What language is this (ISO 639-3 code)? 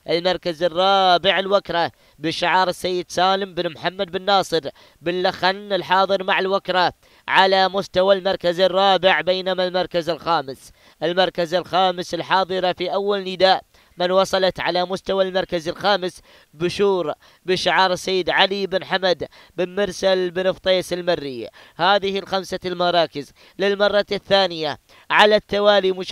ara